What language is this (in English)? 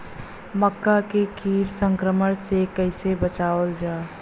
Bhojpuri